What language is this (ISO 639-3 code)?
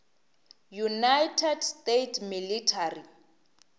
nso